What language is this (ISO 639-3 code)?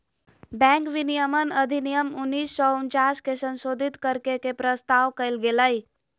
mag